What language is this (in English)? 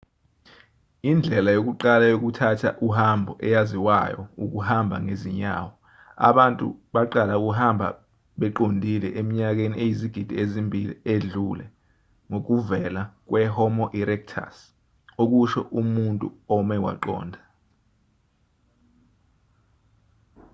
Zulu